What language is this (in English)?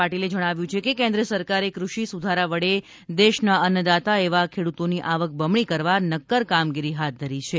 Gujarati